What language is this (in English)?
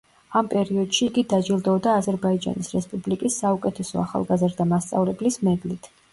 Georgian